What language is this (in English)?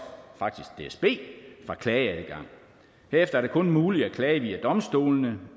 Danish